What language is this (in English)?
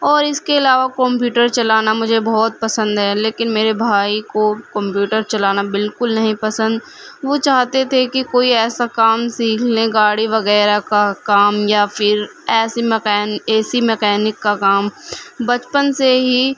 Urdu